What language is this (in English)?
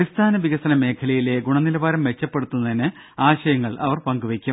Malayalam